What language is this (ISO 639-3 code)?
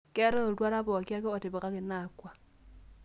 mas